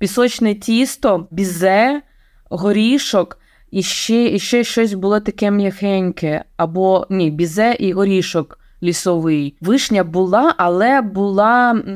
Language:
Ukrainian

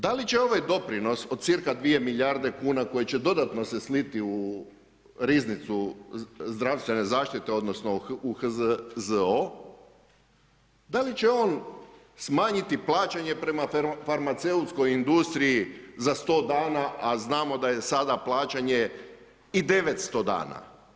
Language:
Croatian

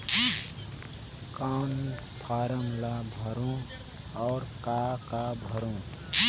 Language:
Chhattisgarhi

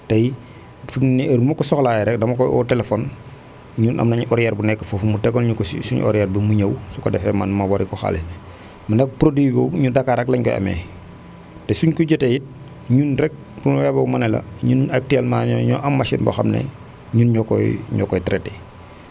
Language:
Wolof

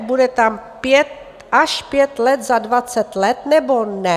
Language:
Czech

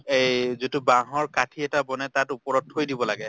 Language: Assamese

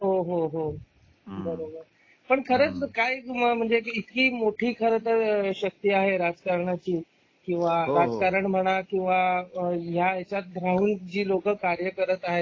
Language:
Marathi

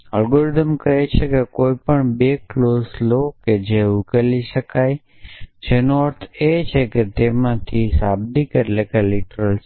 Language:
Gujarati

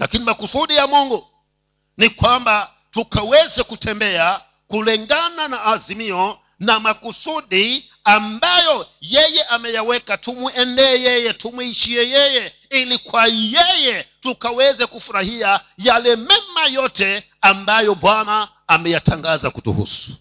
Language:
Swahili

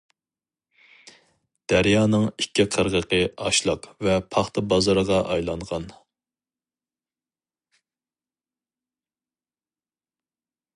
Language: Uyghur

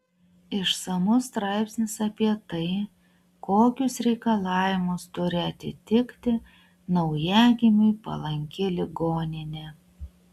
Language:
Lithuanian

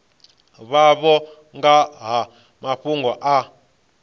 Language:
Venda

